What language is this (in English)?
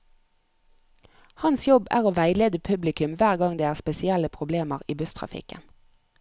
Norwegian